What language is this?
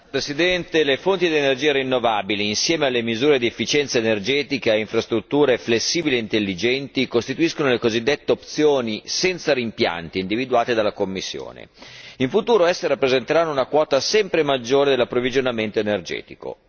Italian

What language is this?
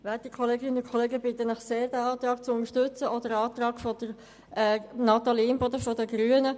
Swiss German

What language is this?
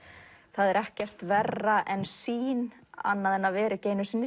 Icelandic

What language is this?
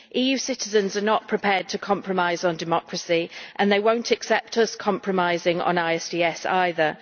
English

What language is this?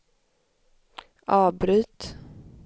Swedish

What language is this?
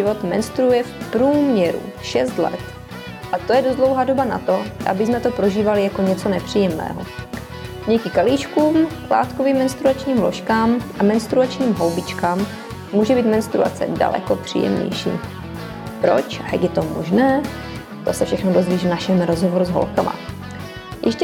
Czech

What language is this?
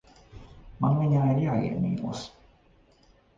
Latvian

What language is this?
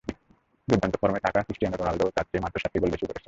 Bangla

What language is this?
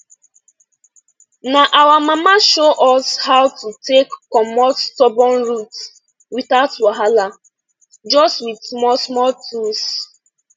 Nigerian Pidgin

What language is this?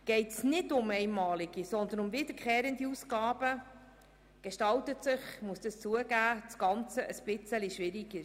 Swiss German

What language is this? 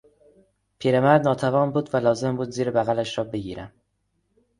Persian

